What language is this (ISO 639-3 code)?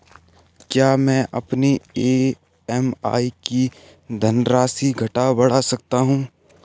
hin